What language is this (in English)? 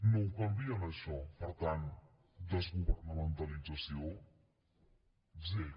Catalan